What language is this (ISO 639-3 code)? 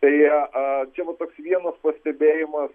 lit